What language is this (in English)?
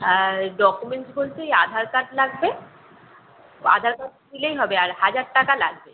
Bangla